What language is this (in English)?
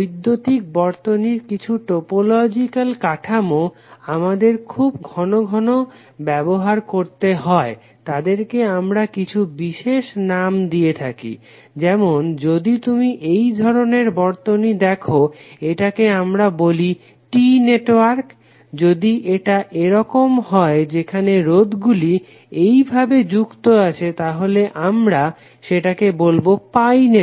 Bangla